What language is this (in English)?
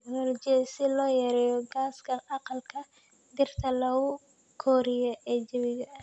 Somali